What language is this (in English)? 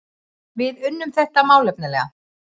Icelandic